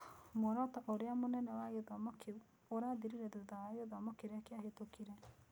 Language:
Kikuyu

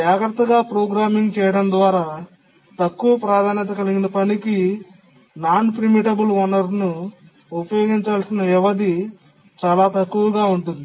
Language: Telugu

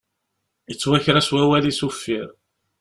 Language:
Kabyle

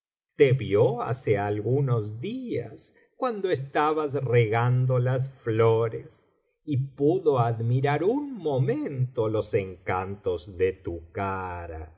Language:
Spanish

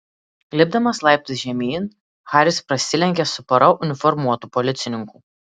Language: Lithuanian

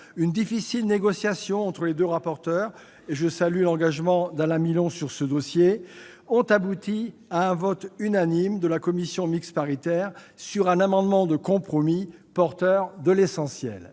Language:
French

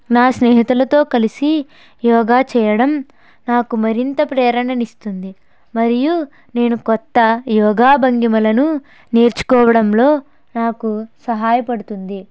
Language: Telugu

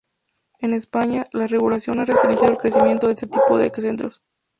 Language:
Spanish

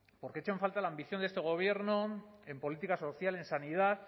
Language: Spanish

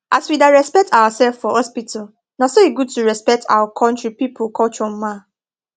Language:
Nigerian Pidgin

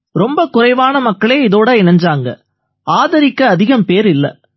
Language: Tamil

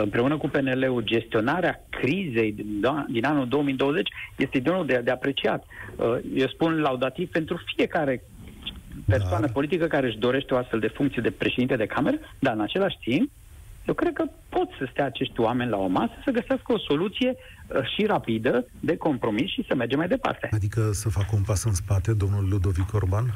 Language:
Romanian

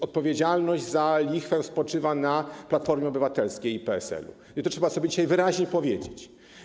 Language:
Polish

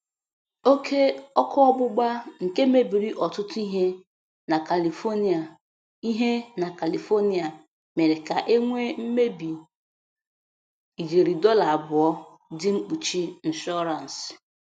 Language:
Igbo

